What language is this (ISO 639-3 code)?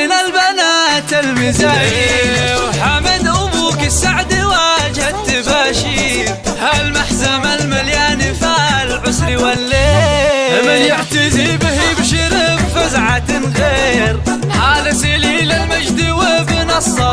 ara